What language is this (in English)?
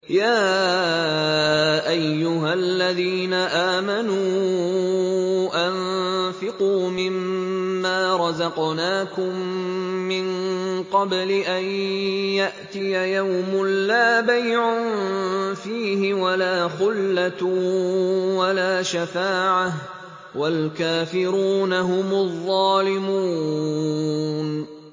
Arabic